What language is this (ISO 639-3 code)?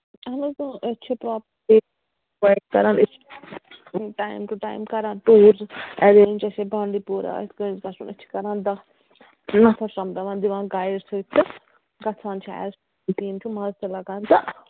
kas